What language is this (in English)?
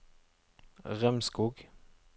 Norwegian